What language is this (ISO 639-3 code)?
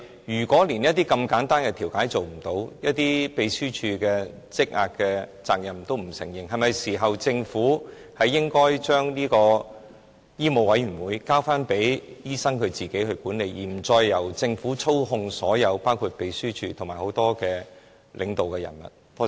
yue